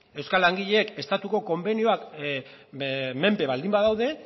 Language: Basque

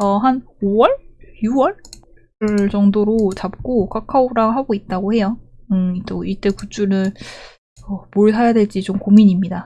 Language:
Korean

